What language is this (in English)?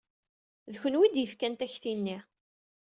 Kabyle